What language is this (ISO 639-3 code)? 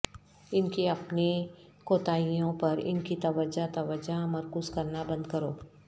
urd